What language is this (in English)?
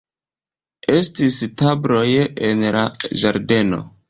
Esperanto